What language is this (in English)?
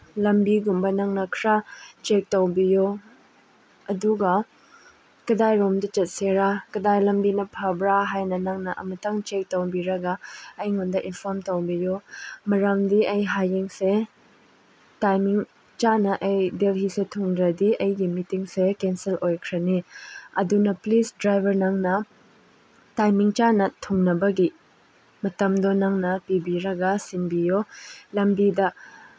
Manipuri